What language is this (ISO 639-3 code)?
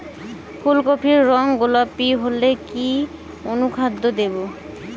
ben